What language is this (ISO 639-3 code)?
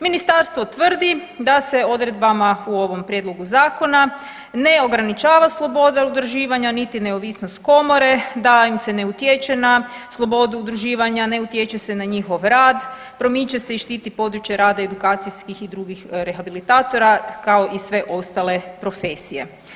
hrv